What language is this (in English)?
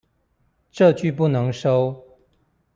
Chinese